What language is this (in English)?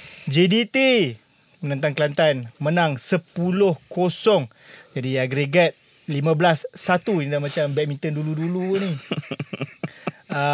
Malay